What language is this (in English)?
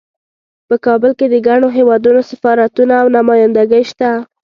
Pashto